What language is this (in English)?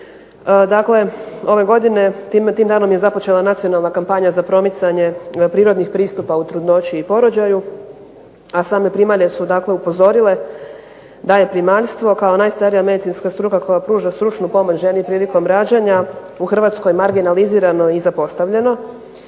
Croatian